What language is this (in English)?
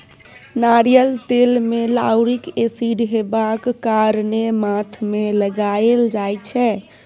Maithili